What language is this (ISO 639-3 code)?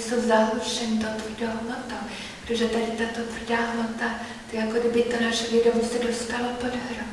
ces